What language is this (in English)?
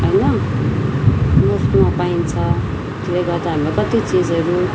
Nepali